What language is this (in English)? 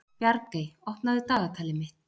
Icelandic